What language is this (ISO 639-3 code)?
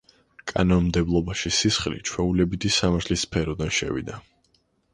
kat